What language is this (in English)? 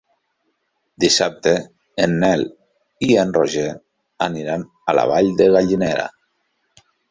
Catalan